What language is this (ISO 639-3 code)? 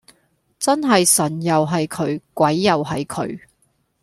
yue